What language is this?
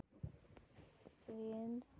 Santali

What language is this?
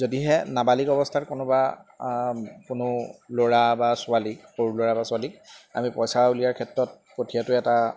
Assamese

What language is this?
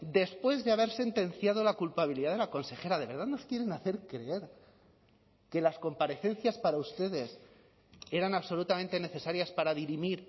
Spanish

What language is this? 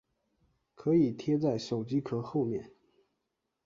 Chinese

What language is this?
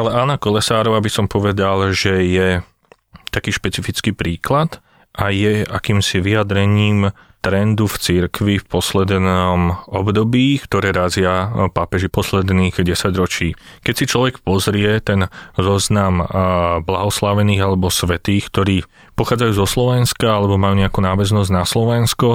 Slovak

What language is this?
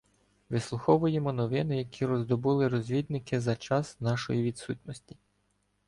Ukrainian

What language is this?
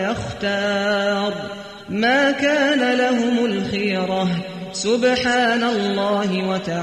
Arabic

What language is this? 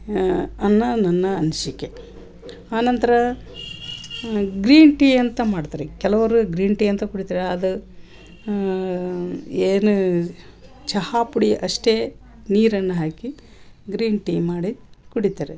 Kannada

